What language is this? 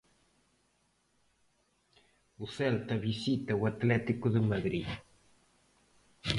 Galician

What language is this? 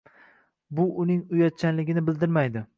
Uzbek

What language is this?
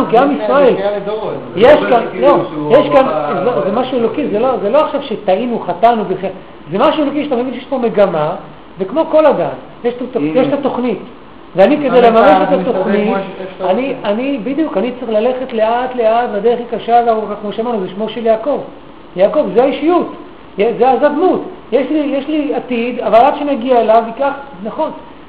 Hebrew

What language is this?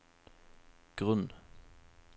Norwegian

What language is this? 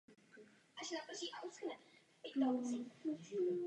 Czech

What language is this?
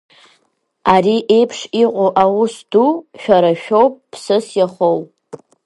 Abkhazian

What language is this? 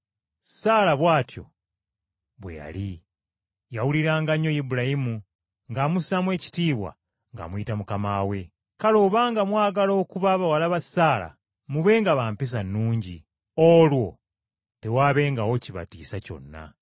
Ganda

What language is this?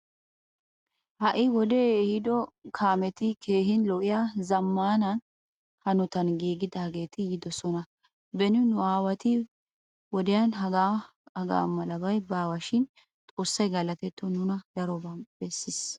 Wolaytta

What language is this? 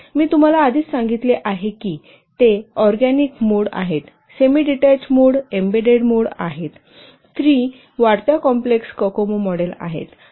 Marathi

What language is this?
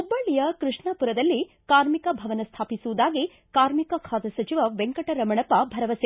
Kannada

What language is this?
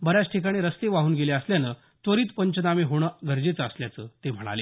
Marathi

